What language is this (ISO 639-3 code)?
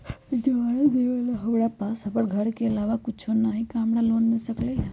mag